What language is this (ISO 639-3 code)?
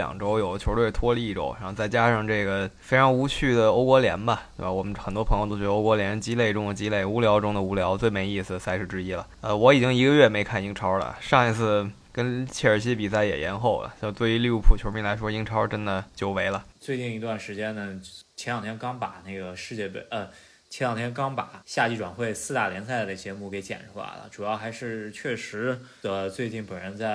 zho